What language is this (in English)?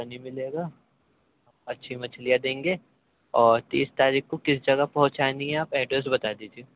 Urdu